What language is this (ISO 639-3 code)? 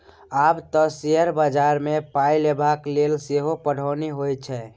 mai